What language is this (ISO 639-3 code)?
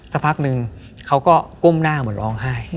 tha